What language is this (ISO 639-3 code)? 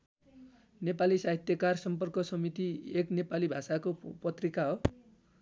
nep